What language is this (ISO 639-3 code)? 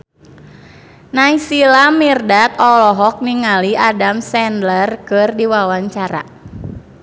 sun